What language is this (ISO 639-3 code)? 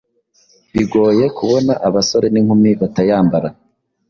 kin